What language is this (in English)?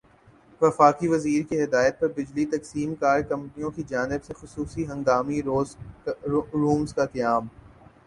Urdu